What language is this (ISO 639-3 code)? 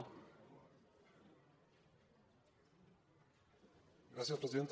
cat